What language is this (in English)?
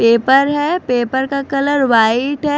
Hindi